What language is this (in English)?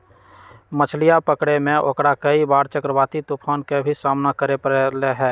Magahi